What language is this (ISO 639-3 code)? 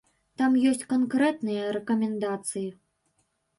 bel